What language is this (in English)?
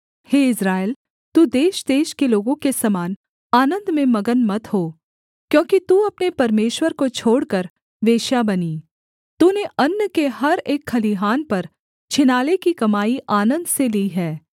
Hindi